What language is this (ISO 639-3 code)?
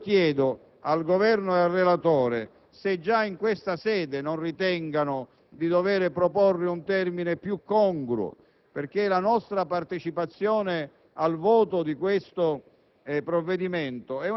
ita